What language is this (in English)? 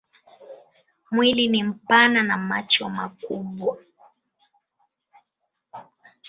Swahili